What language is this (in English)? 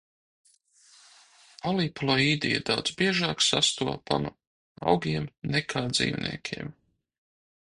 Latvian